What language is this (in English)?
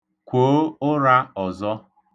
Igbo